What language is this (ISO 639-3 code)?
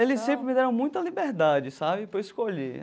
por